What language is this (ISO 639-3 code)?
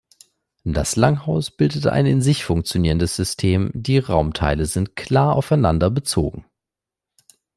deu